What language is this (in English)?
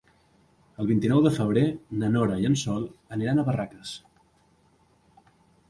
Catalan